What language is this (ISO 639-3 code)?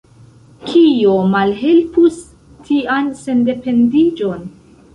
epo